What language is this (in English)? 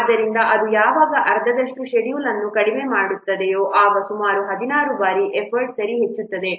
Kannada